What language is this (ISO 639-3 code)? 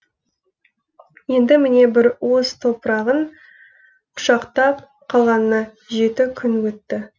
kaz